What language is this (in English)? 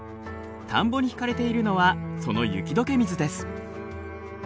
Japanese